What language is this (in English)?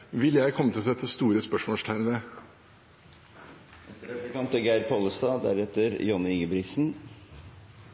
Norwegian